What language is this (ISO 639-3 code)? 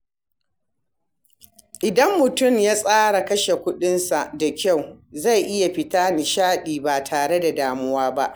hau